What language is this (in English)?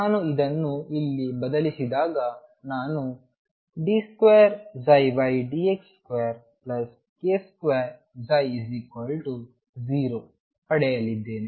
Kannada